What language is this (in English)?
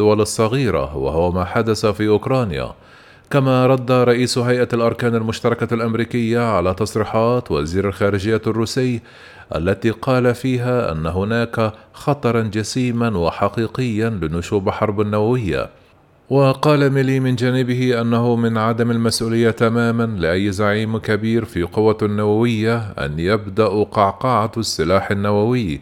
Arabic